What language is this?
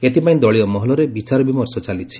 Odia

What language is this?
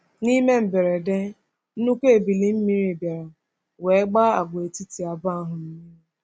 Igbo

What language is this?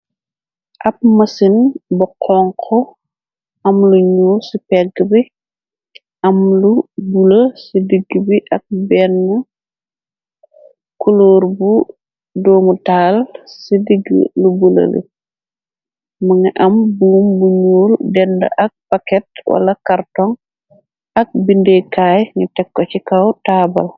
Wolof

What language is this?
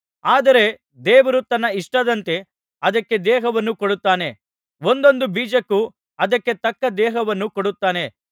Kannada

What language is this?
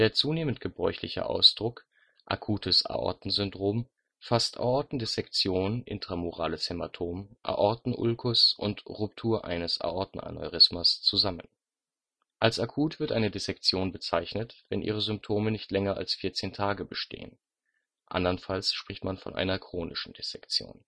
German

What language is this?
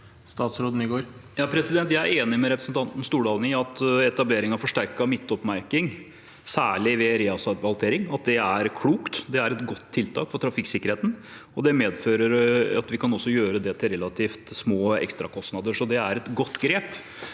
Norwegian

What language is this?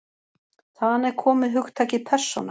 Icelandic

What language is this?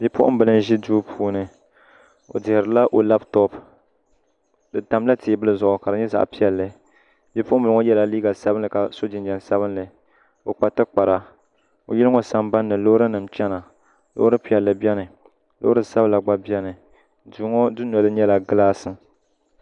Dagbani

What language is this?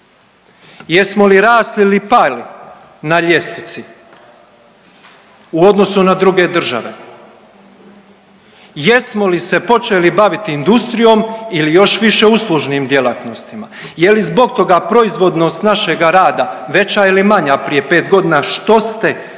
Croatian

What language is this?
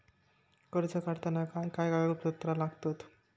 Marathi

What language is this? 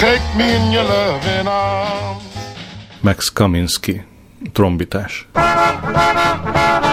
Hungarian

